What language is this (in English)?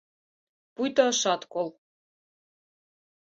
Mari